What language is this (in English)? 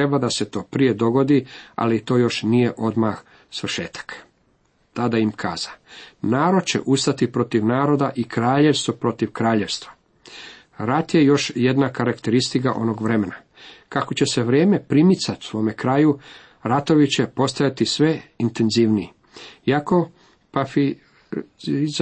Croatian